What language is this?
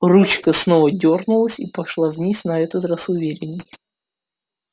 Russian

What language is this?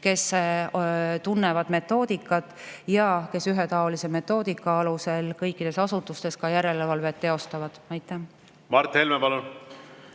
Estonian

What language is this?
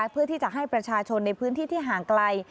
Thai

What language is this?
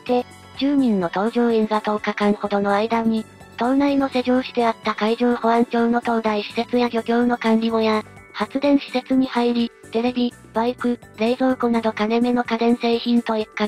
Japanese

